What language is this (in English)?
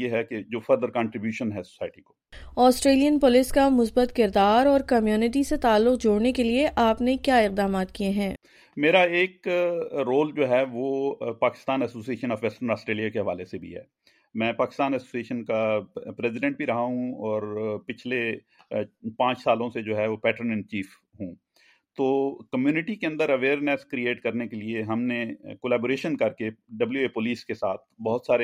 Urdu